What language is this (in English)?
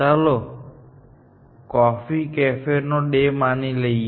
Gujarati